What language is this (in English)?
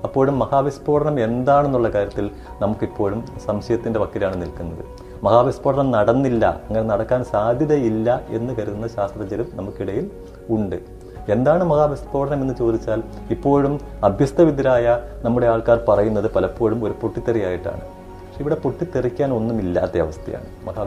Malayalam